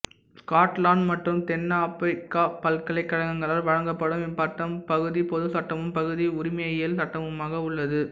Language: Tamil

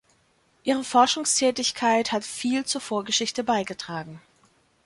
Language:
German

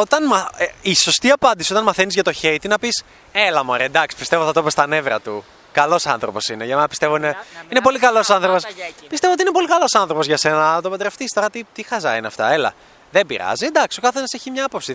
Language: Greek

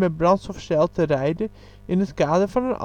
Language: Dutch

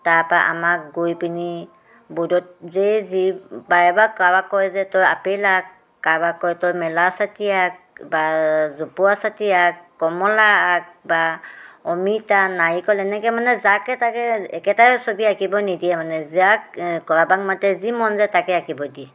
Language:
Assamese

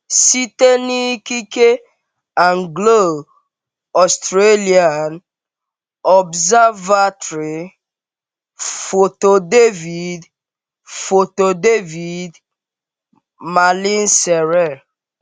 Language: Igbo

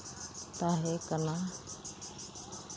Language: Santali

